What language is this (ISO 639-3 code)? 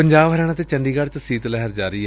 pan